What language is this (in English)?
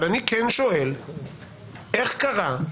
Hebrew